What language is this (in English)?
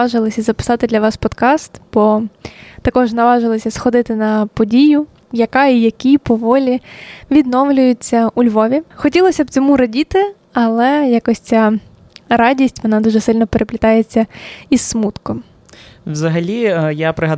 Ukrainian